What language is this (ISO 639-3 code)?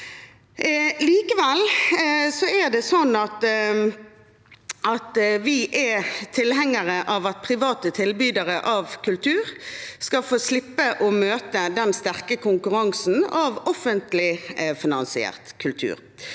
nor